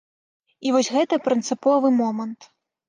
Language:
Belarusian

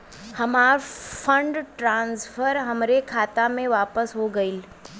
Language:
Bhojpuri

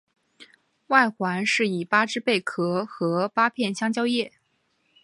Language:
Chinese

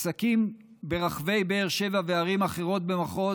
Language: Hebrew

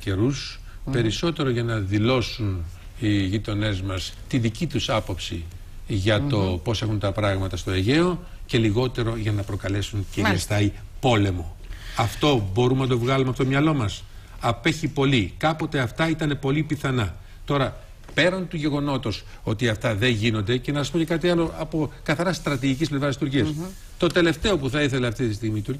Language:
Greek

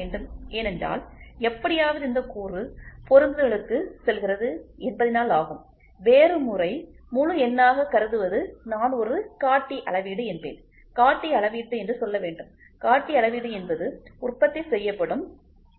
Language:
Tamil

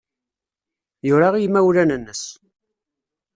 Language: Kabyle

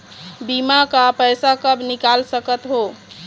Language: Chhattisgarhi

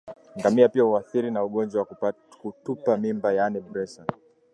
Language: Swahili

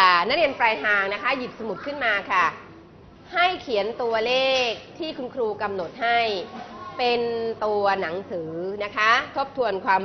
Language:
Thai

